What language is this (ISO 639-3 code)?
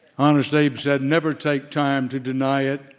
eng